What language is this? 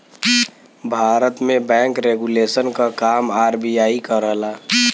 Bhojpuri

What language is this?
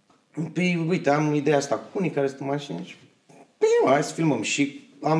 Romanian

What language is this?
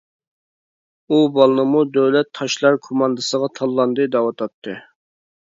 Uyghur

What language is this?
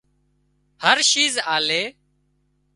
Wadiyara Koli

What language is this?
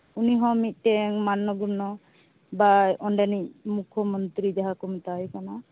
Santali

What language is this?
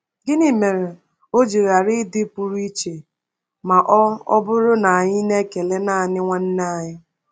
Igbo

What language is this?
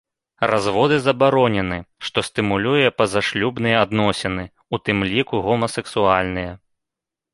Belarusian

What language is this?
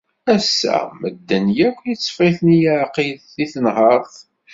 Kabyle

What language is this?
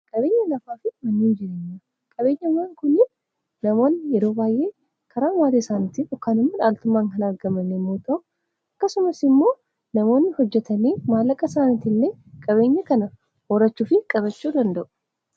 Oromo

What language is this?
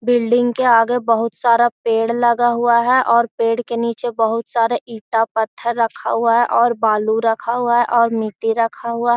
Magahi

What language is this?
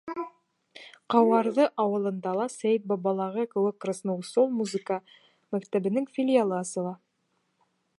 Bashkir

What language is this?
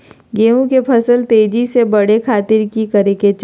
Magahi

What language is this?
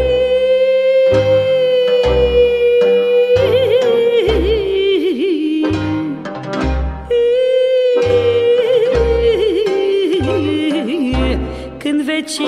Romanian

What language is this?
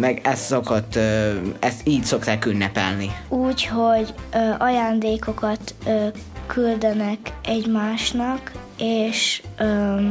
Hungarian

